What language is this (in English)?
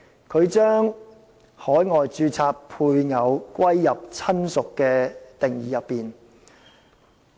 Cantonese